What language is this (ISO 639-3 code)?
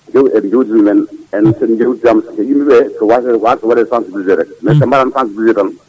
ful